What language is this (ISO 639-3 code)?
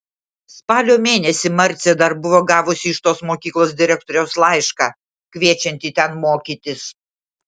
lit